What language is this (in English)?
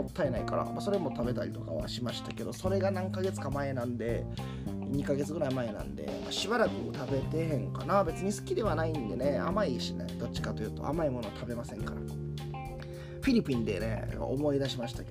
Japanese